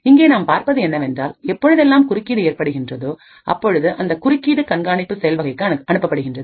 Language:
Tamil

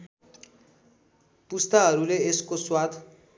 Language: Nepali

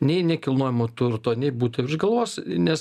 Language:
Lithuanian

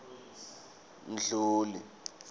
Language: Swati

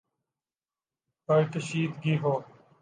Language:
Urdu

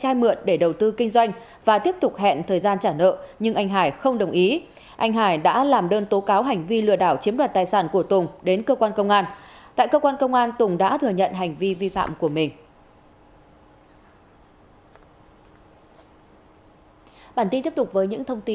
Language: Vietnamese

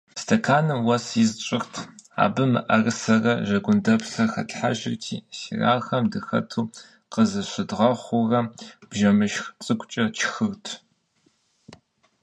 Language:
Kabardian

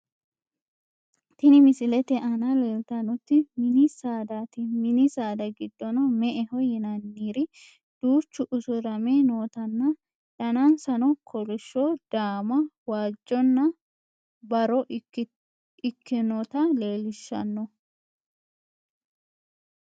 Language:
Sidamo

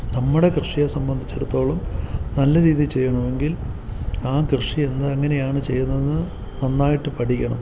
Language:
Malayalam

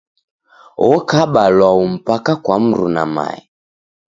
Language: Taita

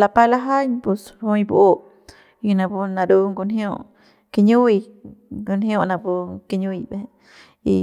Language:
Central Pame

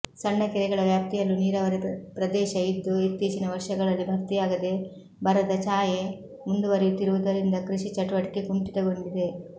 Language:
Kannada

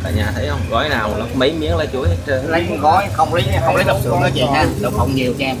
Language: Vietnamese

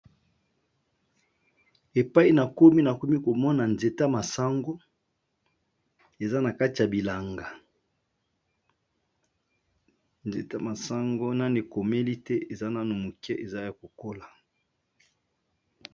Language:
Lingala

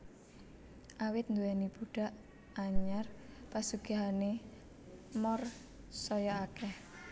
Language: Javanese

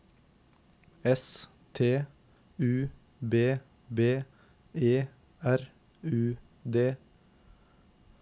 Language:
Norwegian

